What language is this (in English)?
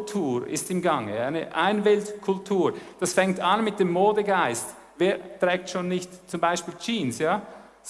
German